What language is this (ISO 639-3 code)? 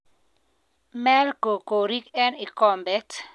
kln